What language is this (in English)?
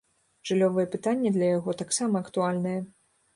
Belarusian